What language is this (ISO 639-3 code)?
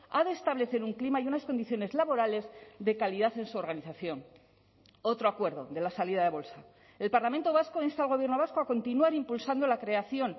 spa